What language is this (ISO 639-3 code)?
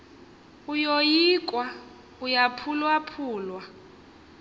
xho